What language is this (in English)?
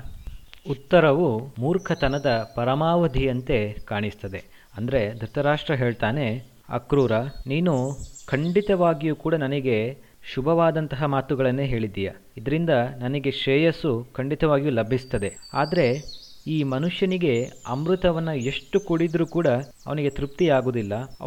Kannada